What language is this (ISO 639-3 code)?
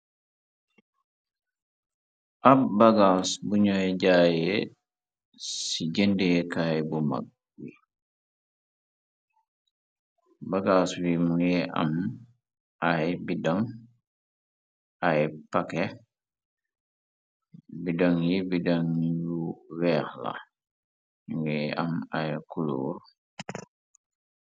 wol